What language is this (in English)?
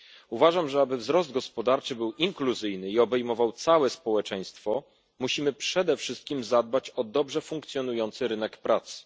Polish